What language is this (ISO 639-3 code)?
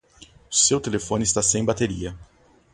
por